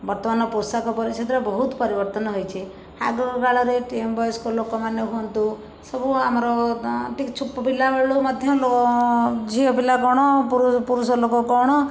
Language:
Odia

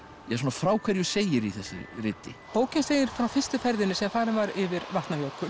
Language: Icelandic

